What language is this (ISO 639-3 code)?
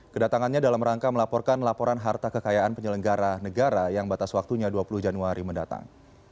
ind